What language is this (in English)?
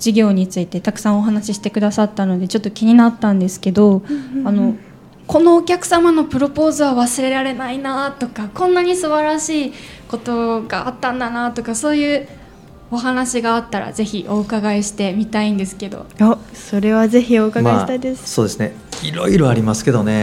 Japanese